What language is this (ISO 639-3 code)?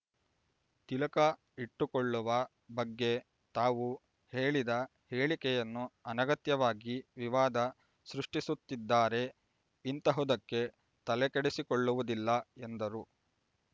kan